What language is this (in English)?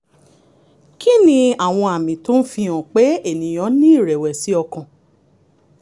Yoruba